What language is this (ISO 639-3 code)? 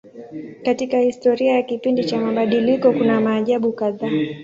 swa